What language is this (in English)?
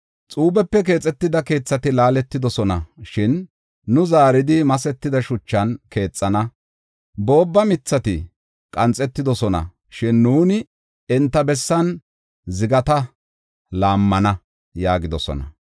Gofa